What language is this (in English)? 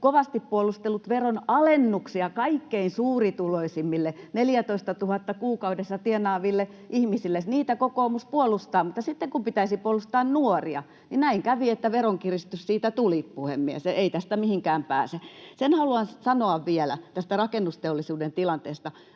Finnish